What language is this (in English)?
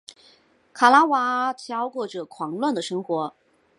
Chinese